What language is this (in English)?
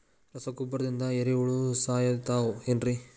Kannada